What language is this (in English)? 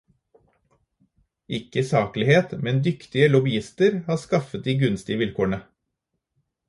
Norwegian Bokmål